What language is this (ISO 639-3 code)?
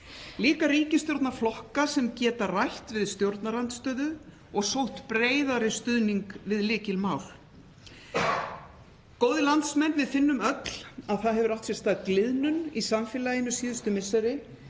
isl